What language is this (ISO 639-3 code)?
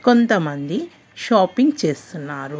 tel